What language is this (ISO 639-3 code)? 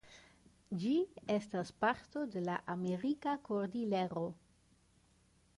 epo